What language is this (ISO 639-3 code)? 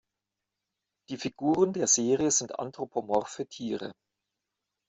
deu